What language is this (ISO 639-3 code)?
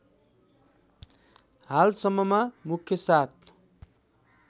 nep